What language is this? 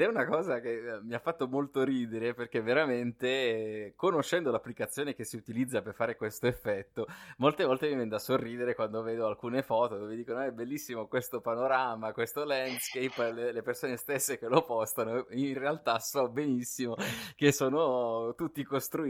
Italian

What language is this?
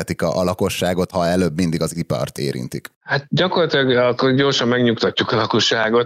Hungarian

